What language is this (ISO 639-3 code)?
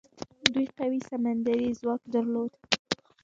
pus